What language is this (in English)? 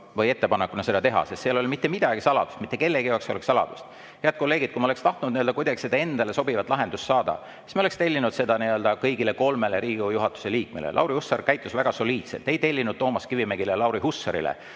Estonian